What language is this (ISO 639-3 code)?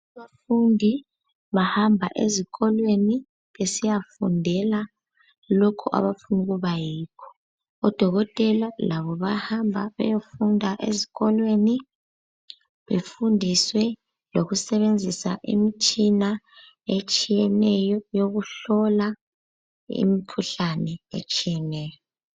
nde